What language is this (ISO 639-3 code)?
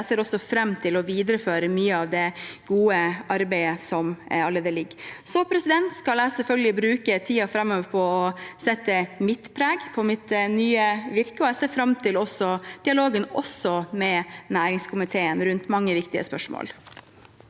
nor